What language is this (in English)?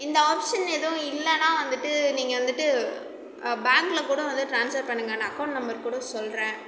Tamil